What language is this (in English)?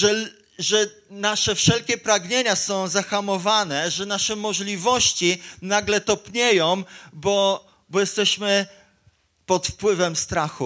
Polish